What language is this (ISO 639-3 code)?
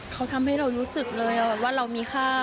tha